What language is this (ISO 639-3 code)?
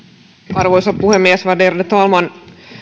fin